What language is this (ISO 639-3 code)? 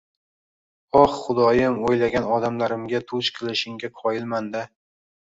uzb